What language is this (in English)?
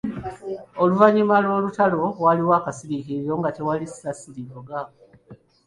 Ganda